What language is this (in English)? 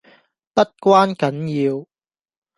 Cantonese